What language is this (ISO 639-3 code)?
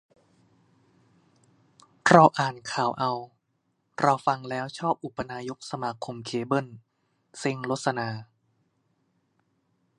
tha